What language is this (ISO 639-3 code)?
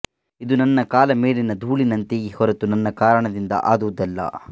kan